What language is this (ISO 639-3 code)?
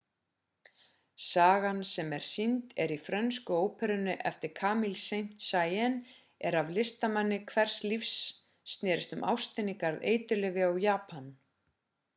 isl